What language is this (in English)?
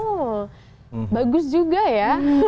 Indonesian